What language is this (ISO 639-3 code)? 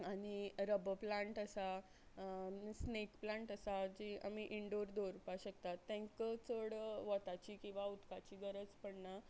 kok